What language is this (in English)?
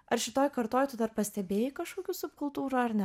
Lithuanian